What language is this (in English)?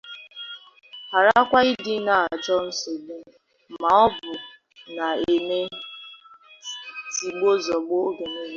Igbo